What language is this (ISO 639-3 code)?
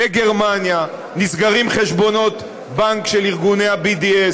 heb